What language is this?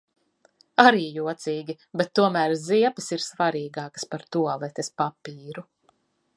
Latvian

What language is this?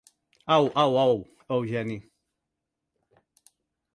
Catalan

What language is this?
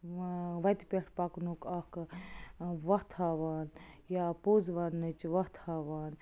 Kashmiri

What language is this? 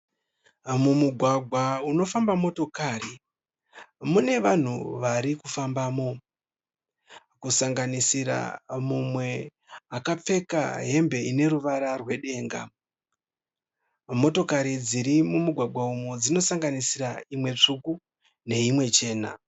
Shona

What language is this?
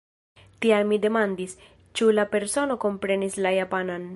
Esperanto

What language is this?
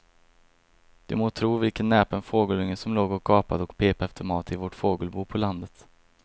Swedish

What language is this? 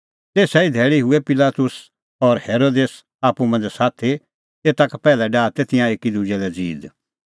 Kullu Pahari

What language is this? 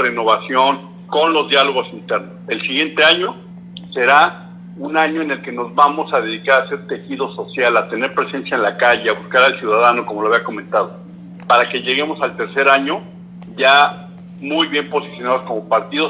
Spanish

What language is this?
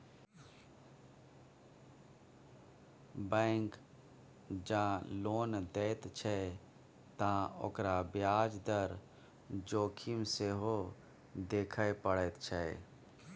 Maithili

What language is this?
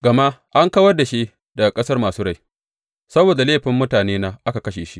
Hausa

